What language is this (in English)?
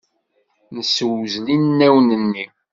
Kabyle